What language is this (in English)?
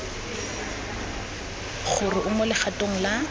Tswana